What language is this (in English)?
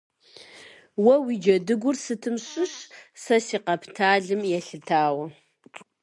Kabardian